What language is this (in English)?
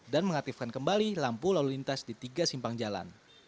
Indonesian